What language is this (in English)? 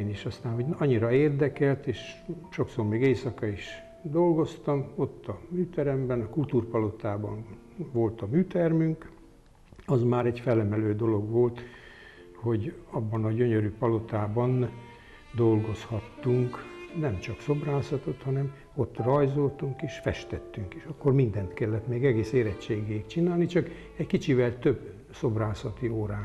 Hungarian